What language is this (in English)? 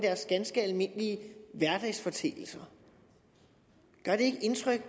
Danish